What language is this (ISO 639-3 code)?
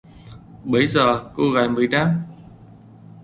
vie